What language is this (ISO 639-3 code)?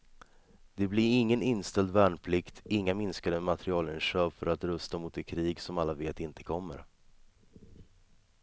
swe